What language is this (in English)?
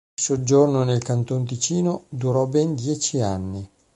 Italian